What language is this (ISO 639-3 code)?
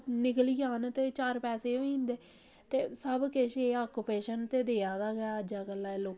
doi